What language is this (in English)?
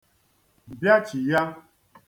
Igbo